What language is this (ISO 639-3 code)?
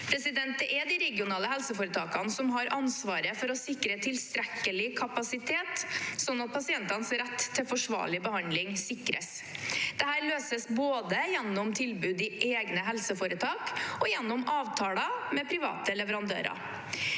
nor